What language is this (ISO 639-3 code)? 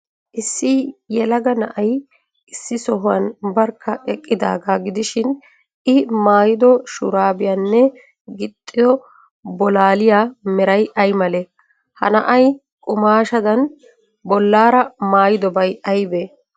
wal